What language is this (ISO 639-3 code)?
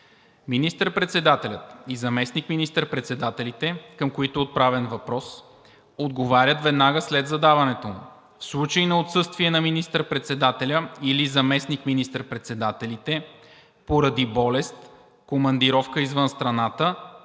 bul